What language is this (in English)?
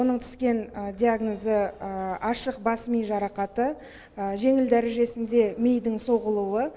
Kazakh